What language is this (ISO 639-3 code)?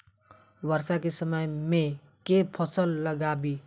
mai